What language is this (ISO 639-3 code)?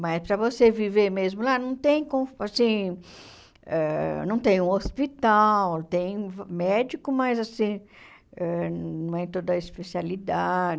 por